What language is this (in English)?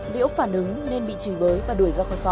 Vietnamese